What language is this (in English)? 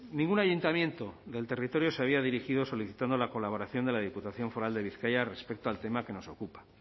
Spanish